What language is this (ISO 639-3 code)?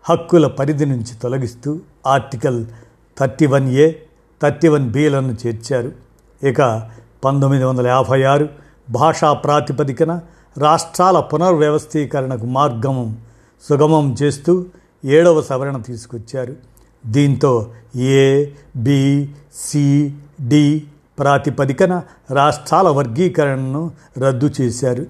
tel